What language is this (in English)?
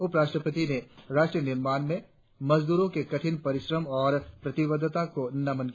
Hindi